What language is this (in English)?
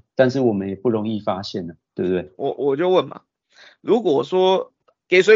Chinese